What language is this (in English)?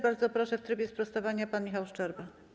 Polish